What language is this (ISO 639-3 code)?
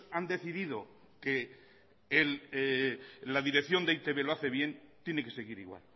spa